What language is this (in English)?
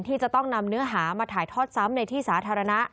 Thai